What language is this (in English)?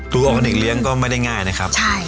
Thai